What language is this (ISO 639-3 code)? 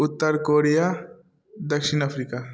mai